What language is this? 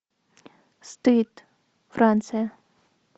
Russian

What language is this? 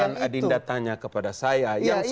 Indonesian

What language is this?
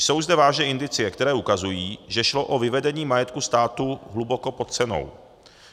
Czech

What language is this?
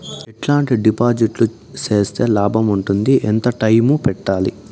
Telugu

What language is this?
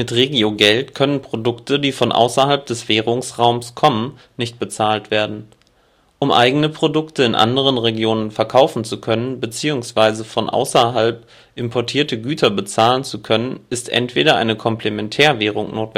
German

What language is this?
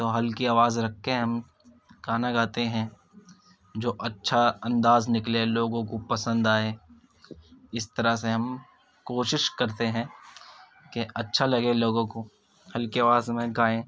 Urdu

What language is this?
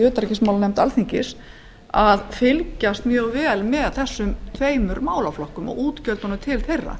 Icelandic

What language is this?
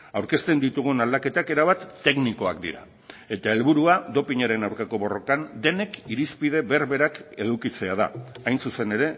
Basque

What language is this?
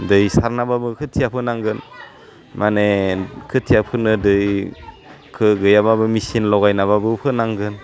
Bodo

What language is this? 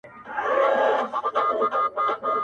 Pashto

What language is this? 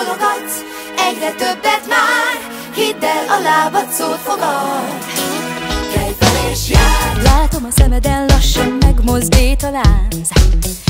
Hungarian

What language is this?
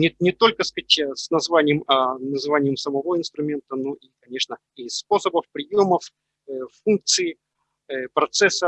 Russian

